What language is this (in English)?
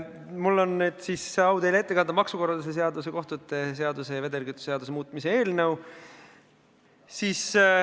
Estonian